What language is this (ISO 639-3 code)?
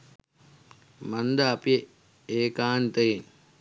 sin